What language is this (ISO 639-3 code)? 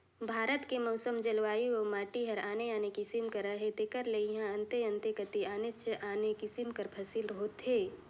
hne